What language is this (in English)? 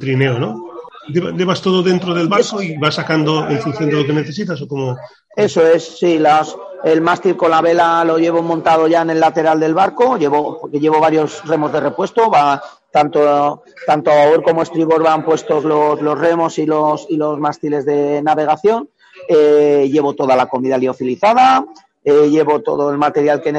Spanish